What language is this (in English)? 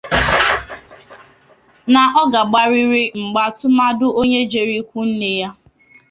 Igbo